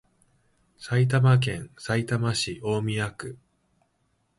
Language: Japanese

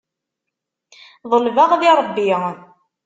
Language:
Kabyle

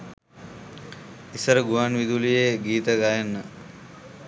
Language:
Sinhala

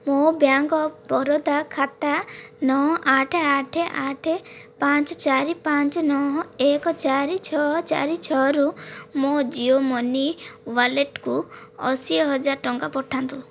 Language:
Odia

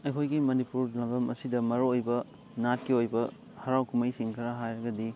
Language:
Manipuri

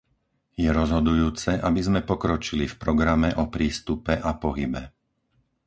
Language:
Slovak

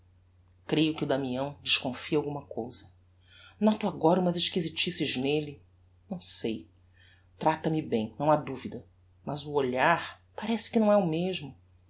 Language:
Portuguese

